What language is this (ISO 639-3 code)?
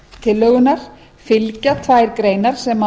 isl